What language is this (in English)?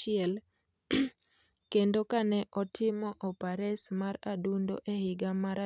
Luo (Kenya and Tanzania)